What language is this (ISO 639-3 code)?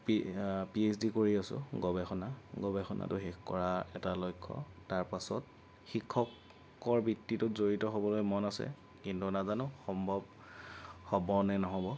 asm